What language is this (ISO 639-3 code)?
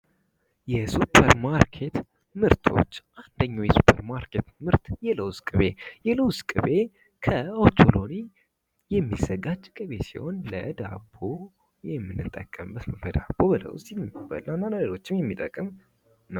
amh